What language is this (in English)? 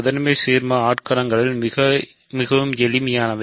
Tamil